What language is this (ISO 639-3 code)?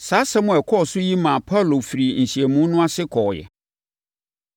aka